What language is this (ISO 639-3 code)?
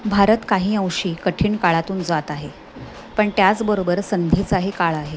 mar